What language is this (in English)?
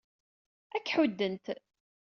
Kabyle